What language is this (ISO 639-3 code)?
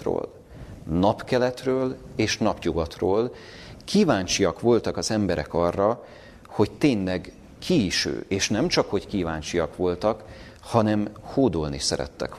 hun